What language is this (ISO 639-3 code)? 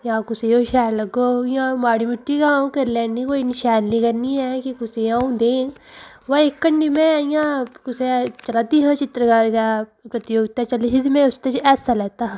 doi